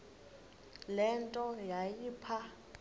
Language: Xhosa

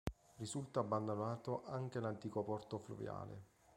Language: Italian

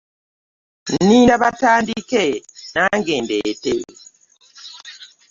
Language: Ganda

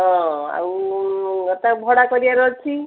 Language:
Odia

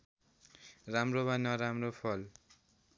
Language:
Nepali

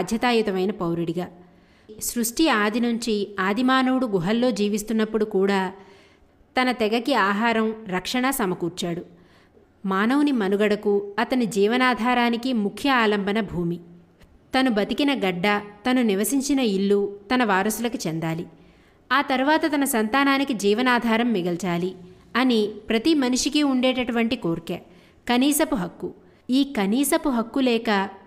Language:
Telugu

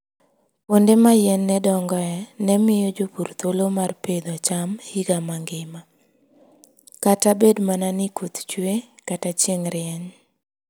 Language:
Luo (Kenya and Tanzania)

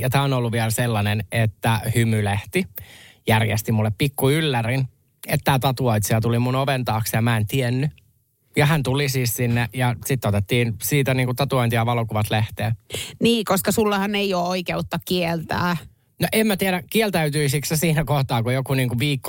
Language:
Finnish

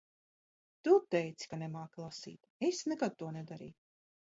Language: Latvian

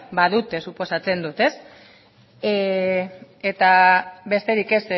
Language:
Basque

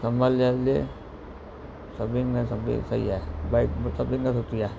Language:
Sindhi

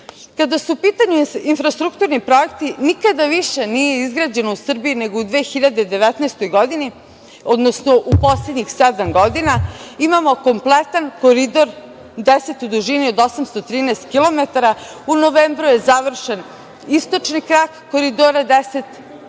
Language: Serbian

